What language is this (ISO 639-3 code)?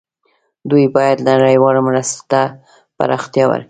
pus